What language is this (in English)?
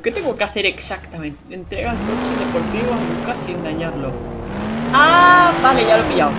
Spanish